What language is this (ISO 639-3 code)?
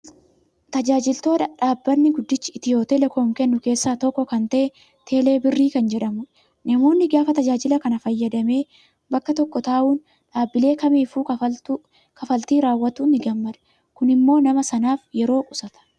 orm